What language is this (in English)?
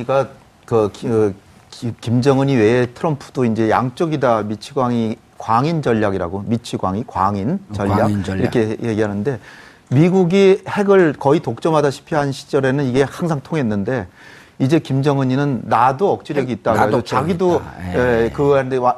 Korean